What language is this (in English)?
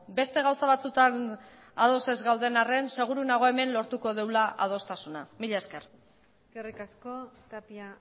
Basque